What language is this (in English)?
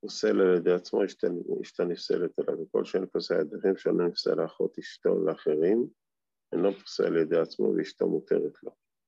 Hebrew